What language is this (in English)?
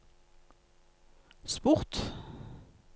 Norwegian